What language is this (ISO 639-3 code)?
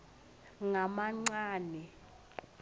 ssw